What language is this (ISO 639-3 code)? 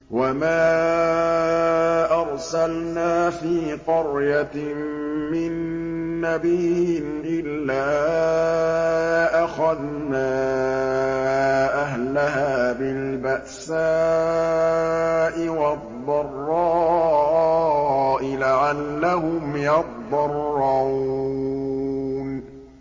ara